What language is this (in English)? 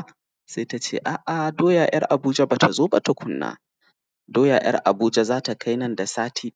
Hausa